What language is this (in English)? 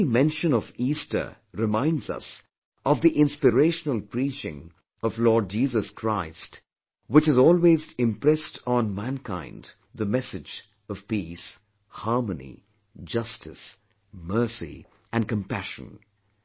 English